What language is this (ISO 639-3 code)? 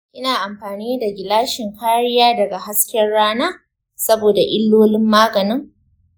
hau